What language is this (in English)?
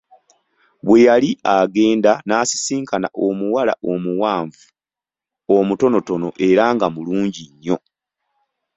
Ganda